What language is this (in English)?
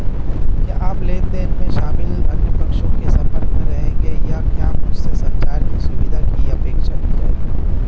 Hindi